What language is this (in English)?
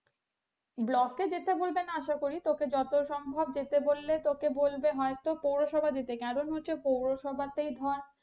Bangla